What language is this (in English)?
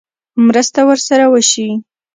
Pashto